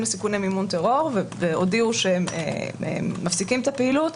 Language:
Hebrew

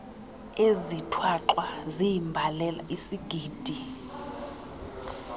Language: Xhosa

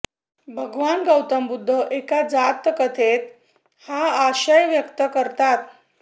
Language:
Marathi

